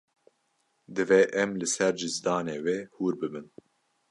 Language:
Kurdish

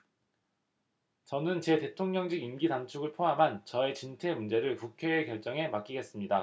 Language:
Korean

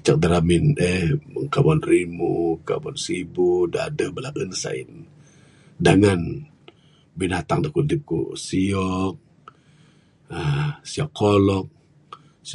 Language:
Bukar-Sadung Bidayuh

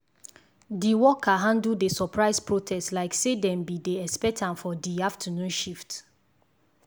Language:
Nigerian Pidgin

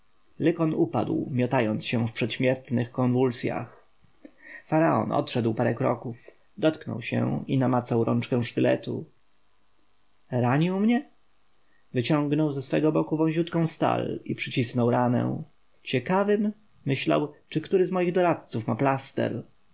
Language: Polish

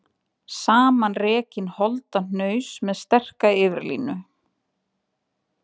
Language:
Icelandic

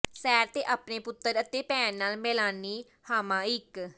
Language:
Punjabi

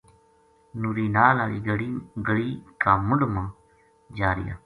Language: Gujari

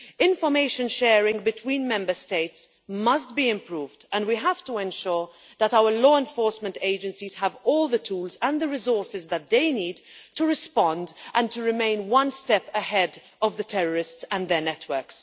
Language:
English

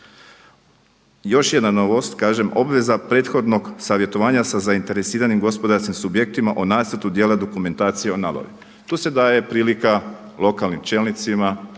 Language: Croatian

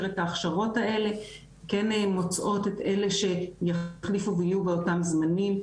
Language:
Hebrew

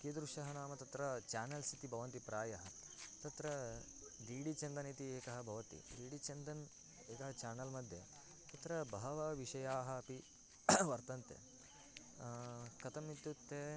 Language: Sanskrit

